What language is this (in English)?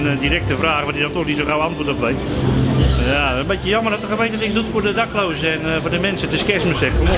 Dutch